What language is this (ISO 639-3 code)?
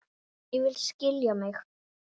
isl